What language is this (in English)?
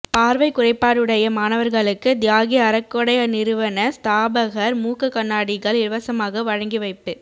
Tamil